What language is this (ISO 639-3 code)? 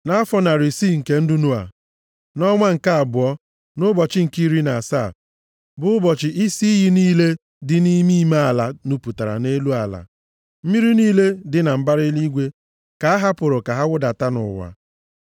ibo